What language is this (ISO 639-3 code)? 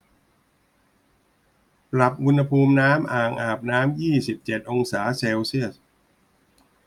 tha